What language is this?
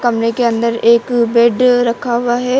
Hindi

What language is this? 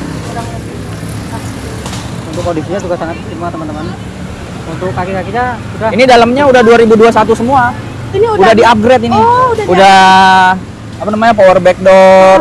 Indonesian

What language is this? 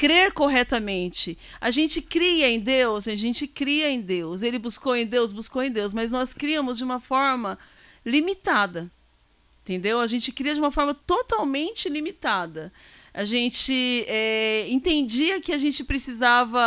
Portuguese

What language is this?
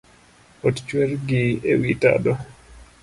Luo (Kenya and Tanzania)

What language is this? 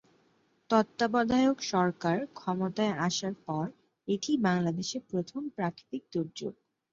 Bangla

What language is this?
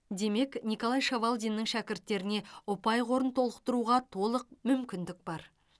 Kazakh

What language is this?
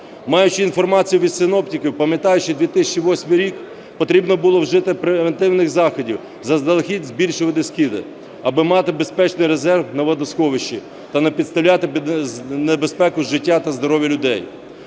Ukrainian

